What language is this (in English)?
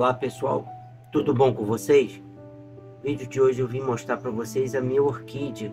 Portuguese